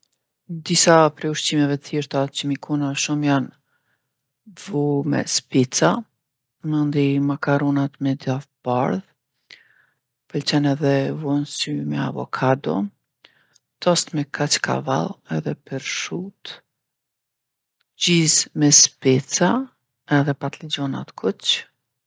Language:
Gheg Albanian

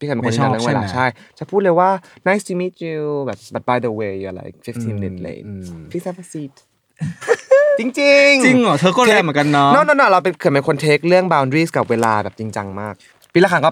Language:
Thai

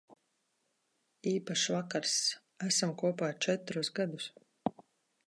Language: Latvian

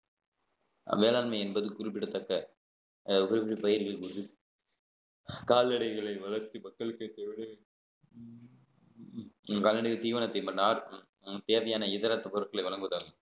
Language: Tamil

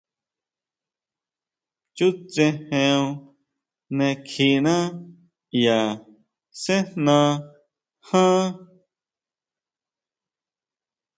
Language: Huautla Mazatec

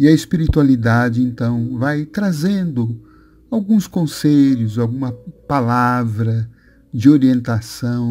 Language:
Portuguese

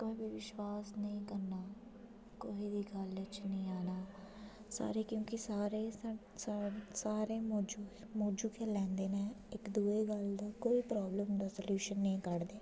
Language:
Dogri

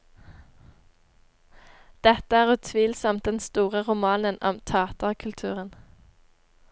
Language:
Norwegian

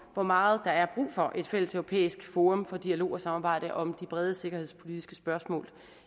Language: Danish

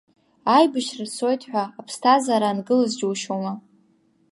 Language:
Abkhazian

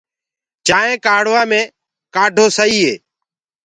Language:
Gurgula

